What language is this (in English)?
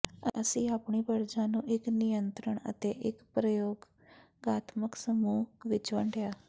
Punjabi